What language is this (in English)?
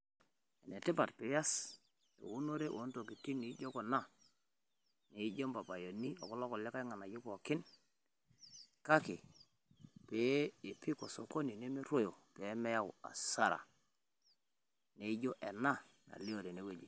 Masai